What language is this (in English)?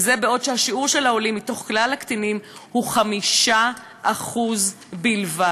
Hebrew